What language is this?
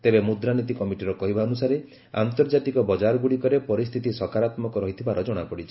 Odia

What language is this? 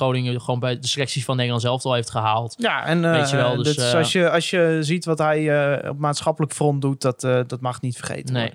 Dutch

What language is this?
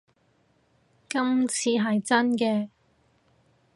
Cantonese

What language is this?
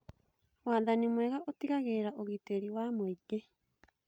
Kikuyu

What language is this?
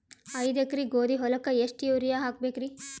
Kannada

